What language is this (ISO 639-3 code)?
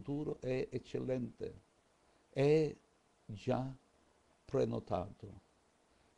ita